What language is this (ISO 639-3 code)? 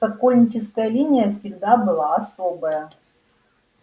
rus